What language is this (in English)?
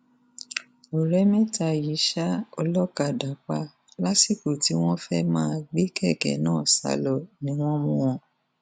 Yoruba